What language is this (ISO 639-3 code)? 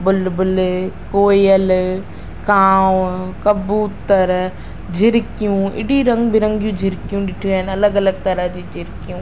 snd